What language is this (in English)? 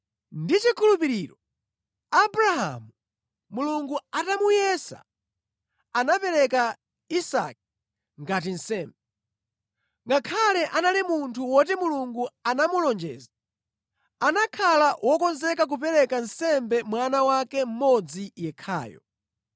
Nyanja